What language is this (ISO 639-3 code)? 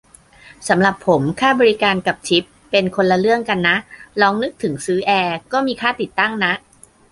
tha